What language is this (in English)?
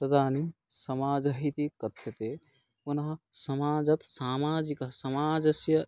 Sanskrit